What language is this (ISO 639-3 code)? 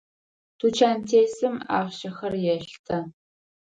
ady